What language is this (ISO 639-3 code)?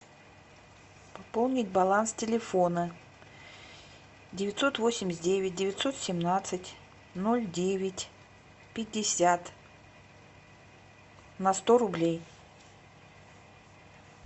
rus